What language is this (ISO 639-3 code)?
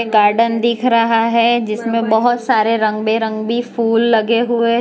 hin